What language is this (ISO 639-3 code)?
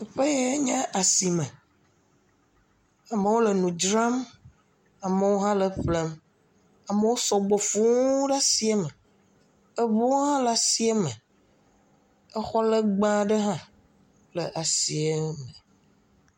ewe